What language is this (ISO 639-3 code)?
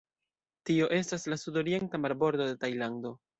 epo